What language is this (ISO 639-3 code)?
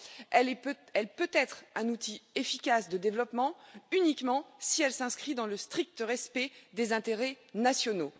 fra